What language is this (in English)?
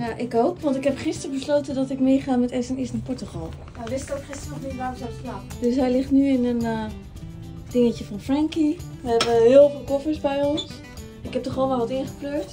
Dutch